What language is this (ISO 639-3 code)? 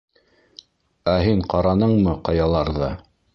bak